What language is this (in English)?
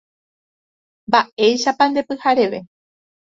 Guarani